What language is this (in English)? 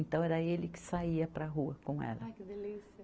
Portuguese